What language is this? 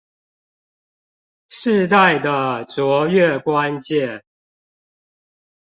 Chinese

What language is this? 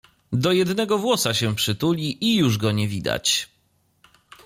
Polish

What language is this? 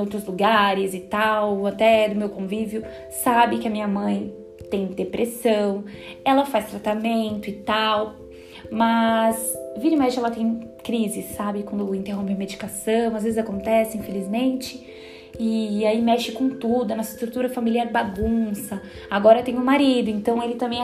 Portuguese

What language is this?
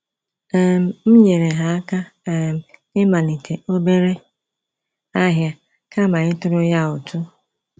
Igbo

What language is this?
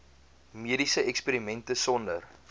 Afrikaans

